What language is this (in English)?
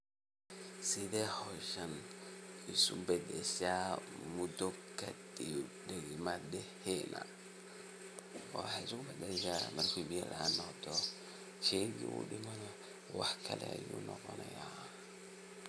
Somali